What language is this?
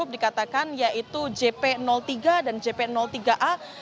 Indonesian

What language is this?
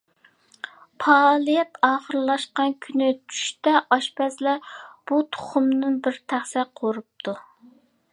Uyghur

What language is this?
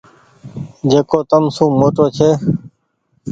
Goaria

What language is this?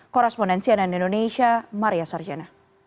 Indonesian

